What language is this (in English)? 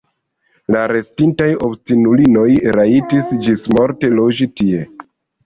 Esperanto